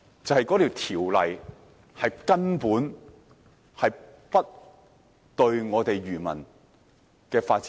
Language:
Cantonese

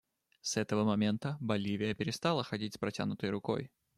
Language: Russian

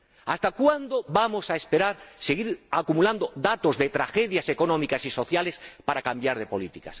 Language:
Spanish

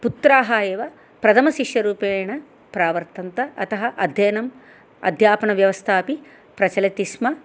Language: Sanskrit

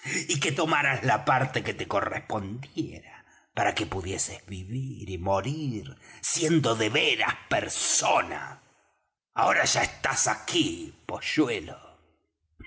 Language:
Spanish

